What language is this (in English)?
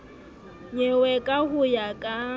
Southern Sotho